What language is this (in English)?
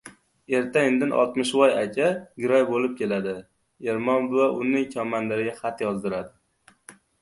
Uzbek